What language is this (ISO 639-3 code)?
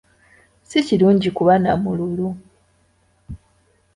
lug